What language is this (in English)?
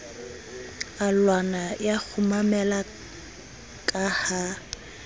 Southern Sotho